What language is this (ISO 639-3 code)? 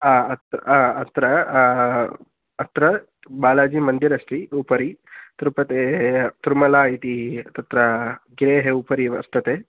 san